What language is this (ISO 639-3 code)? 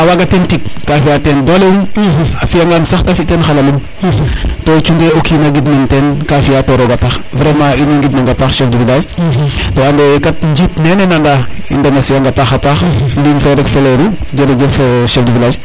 srr